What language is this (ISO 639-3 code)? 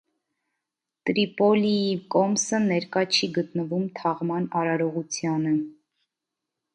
hye